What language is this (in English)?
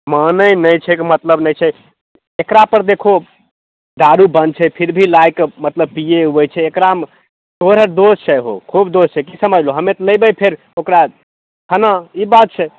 Maithili